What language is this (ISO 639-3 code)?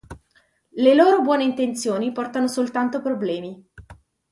ita